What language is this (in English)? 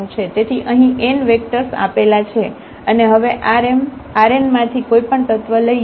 Gujarati